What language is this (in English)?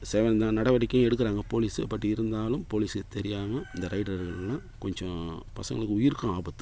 Tamil